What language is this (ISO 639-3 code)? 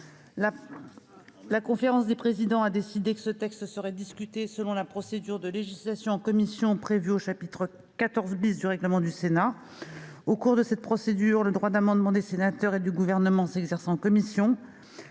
fra